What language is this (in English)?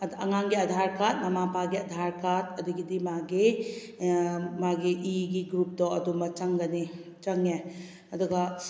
Manipuri